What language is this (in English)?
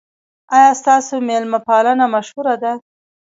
Pashto